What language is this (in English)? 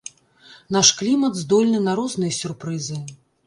Belarusian